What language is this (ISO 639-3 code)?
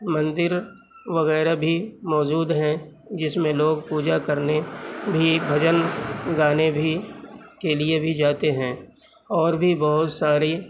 urd